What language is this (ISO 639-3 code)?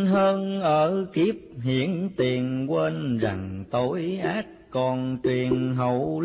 vie